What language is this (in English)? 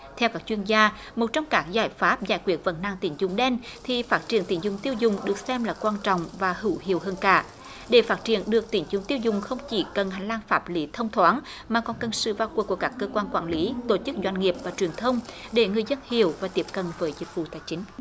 Vietnamese